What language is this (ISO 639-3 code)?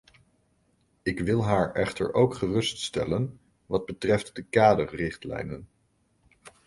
nld